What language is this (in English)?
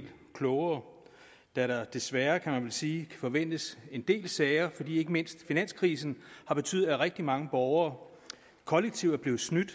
Danish